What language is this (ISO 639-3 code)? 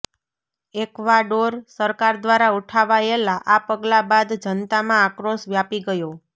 guj